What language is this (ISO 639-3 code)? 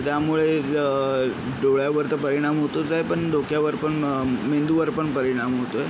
mar